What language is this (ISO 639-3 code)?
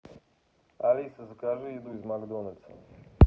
rus